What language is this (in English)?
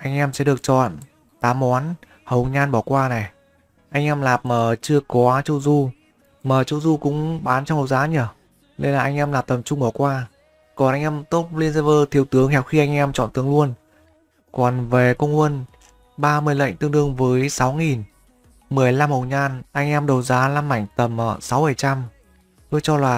Vietnamese